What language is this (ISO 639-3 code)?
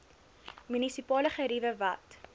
afr